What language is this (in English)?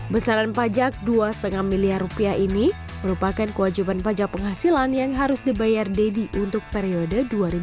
Indonesian